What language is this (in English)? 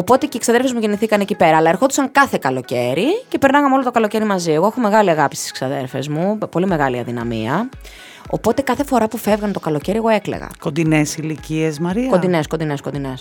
Greek